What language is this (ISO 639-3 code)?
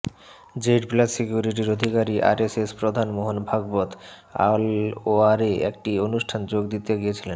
ben